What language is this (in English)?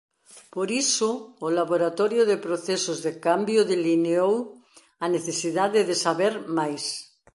Galician